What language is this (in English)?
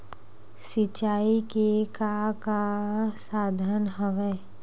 Chhattisgarhi